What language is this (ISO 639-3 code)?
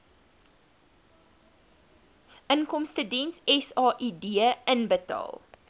afr